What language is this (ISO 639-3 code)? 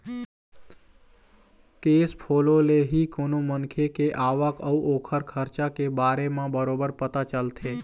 hne